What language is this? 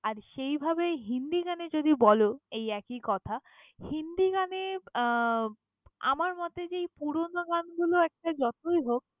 Bangla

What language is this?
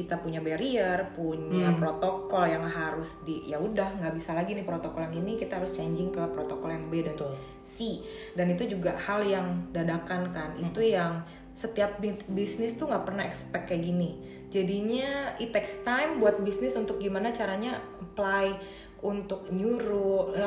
Indonesian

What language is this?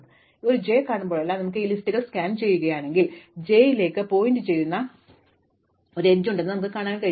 Malayalam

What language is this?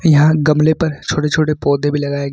Hindi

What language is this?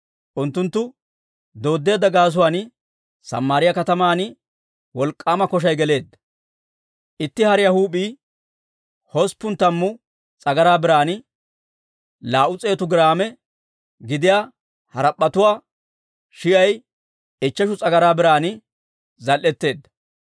Dawro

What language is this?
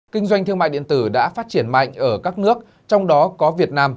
Vietnamese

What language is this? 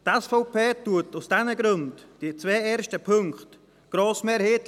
Swiss German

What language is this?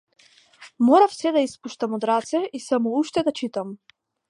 Macedonian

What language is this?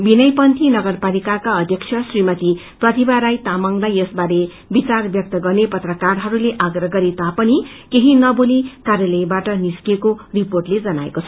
Nepali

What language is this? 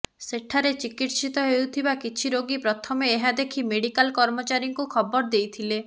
Odia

